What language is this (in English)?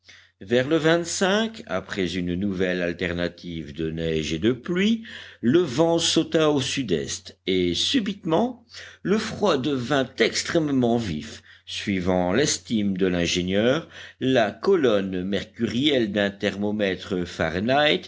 French